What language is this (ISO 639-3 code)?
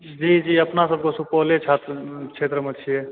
mai